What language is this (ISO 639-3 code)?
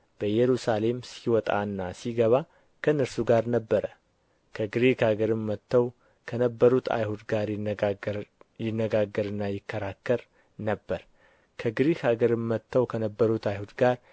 amh